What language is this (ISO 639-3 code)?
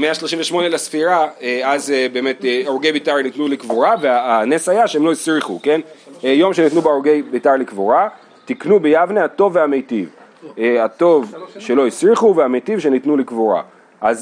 heb